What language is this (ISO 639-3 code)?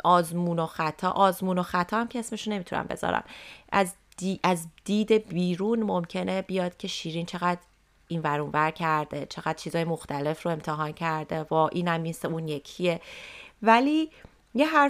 fas